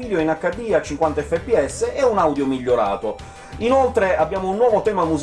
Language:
Italian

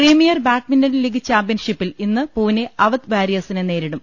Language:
Malayalam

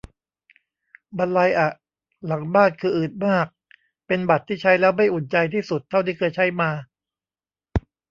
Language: Thai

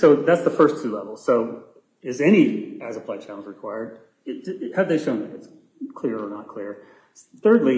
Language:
English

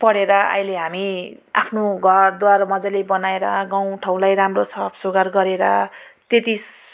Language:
Nepali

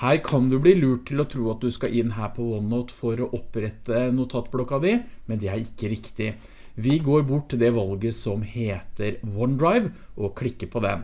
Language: Norwegian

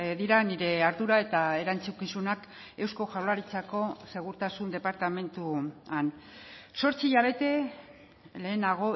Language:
Basque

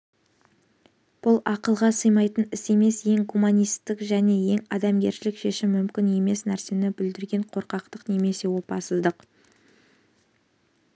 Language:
Kazakh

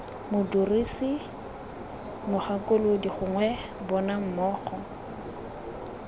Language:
Tswana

